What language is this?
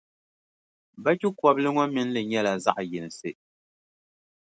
Dagbani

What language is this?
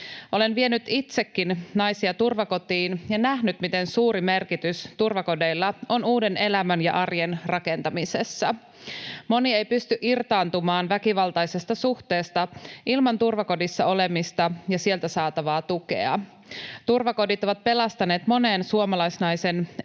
Finnish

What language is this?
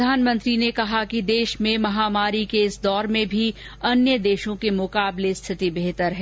Hindi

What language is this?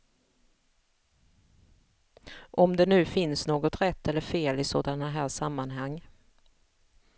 Swedish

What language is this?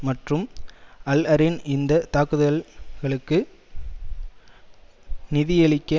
Tamil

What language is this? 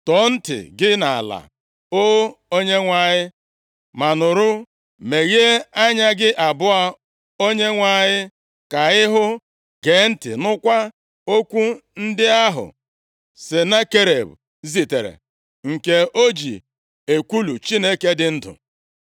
Igbo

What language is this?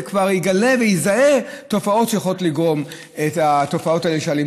Hebrew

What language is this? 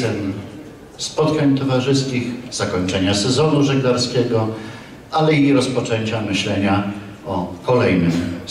Polish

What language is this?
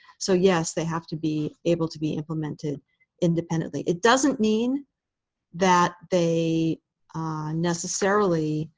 English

